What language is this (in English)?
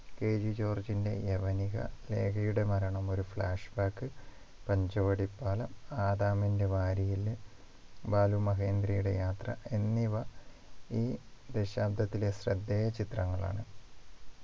Malayalam